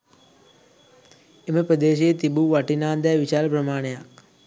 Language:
Sinhala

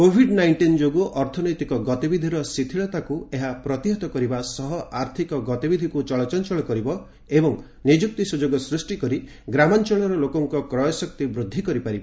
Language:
Odia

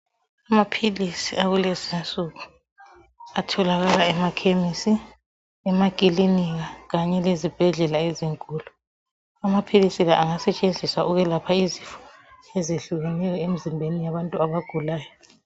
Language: North Ndebele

